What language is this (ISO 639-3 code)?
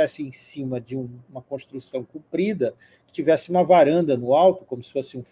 por